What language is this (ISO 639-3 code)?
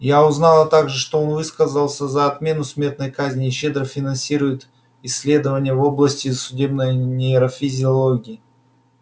rus